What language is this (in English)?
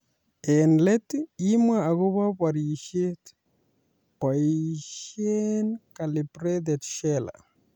Kalenjin